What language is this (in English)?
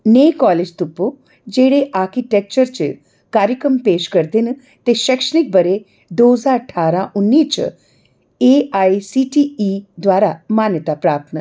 Dogri